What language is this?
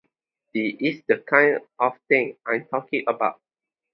English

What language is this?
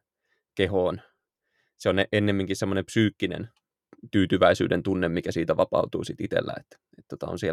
Finnish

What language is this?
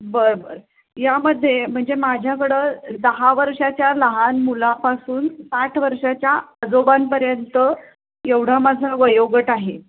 Marathi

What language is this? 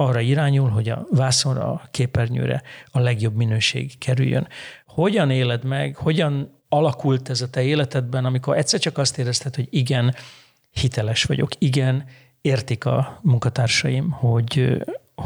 Hungarian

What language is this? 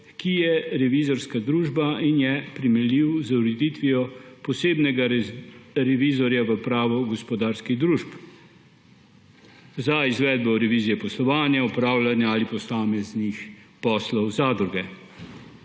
Slovenian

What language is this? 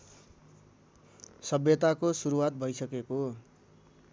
Nepali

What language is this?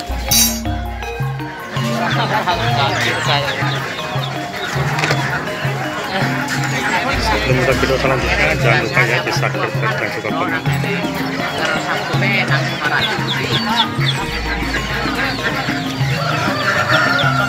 Indonesian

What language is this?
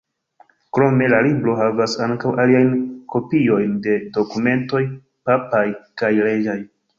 Esperanto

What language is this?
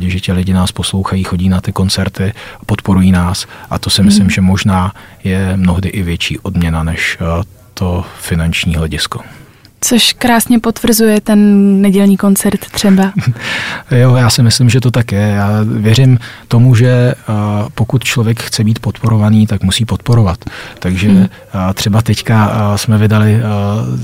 Czech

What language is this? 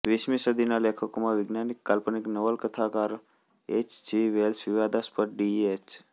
Gujarati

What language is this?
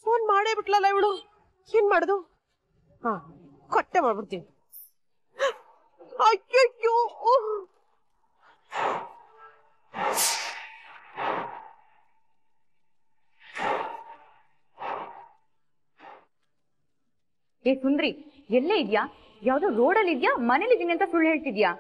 Kannada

